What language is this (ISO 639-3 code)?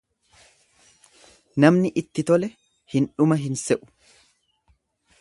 orm